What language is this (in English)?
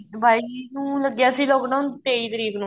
Punjabi